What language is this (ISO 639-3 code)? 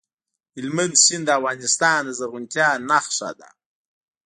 pus